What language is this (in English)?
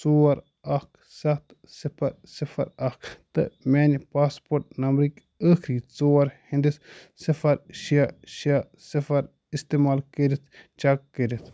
Kashmiri